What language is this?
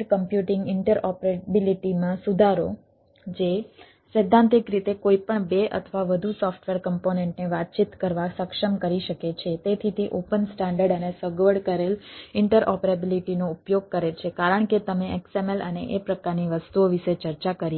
Gujarati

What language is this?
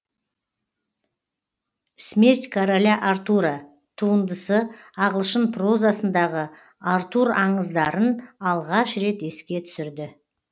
Kazakh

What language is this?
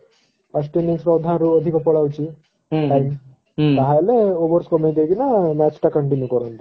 Odia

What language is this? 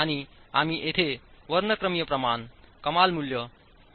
Marathi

